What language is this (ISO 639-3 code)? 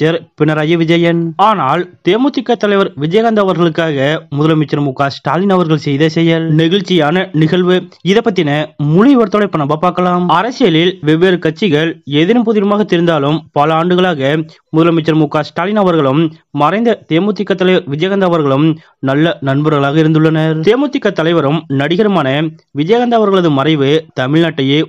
tam